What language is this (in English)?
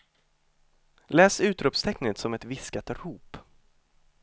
Swedish